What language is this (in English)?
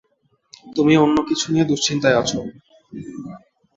Bangla